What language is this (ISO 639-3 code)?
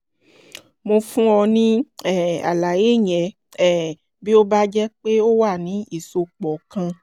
yor